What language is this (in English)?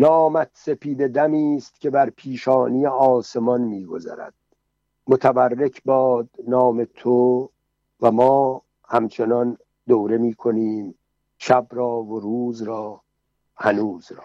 Persian